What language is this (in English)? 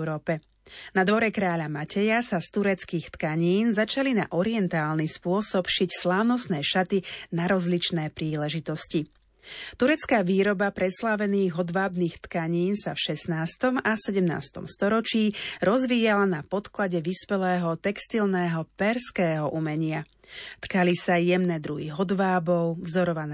Slovak